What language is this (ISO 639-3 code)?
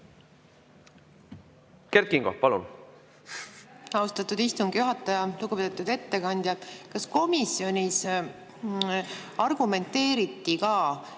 est